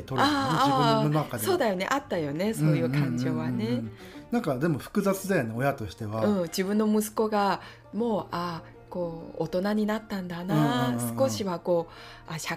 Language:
Japanese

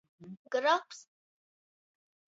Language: Latgalian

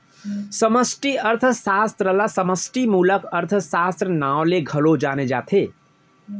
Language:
Chhattisgarhi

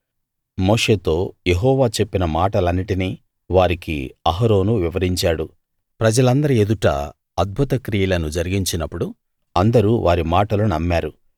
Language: Telugu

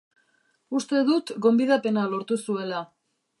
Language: Basque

